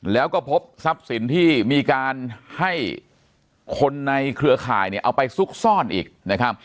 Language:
Thai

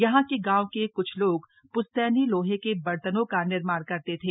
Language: Hindi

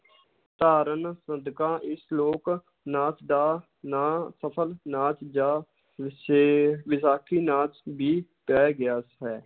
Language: Punjabi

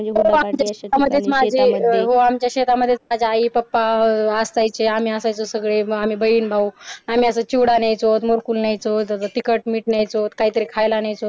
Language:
Marathi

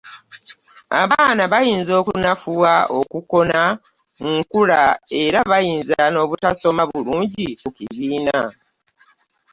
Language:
Ganda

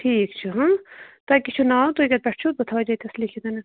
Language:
Kashmiri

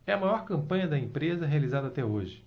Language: Portuguese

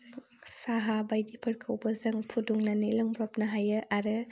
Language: Bodo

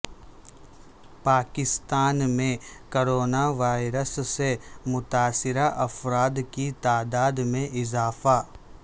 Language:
Urdu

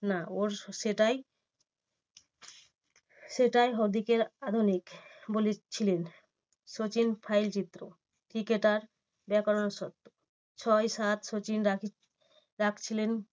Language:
Bangla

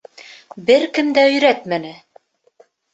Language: Bashkir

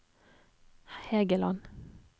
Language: Norwegian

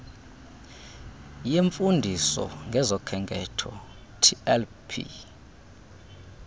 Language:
Xhosa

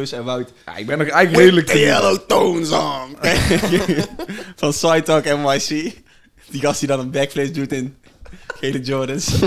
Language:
Dutch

